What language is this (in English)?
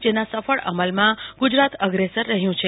Gujarati